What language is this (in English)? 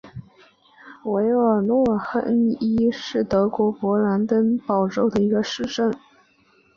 Chinese